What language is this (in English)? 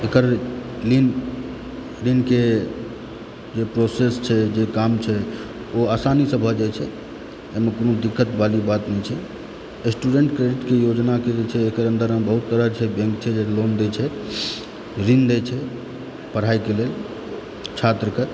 Maithili